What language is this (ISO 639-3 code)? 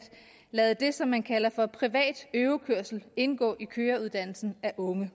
dan